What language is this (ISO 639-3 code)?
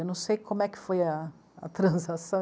por